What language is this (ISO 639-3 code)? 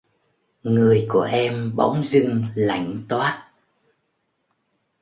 vie